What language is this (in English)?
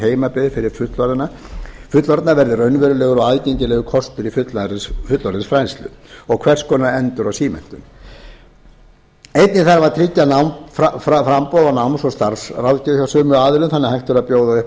Icelandic